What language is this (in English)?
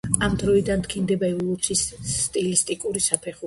Georgian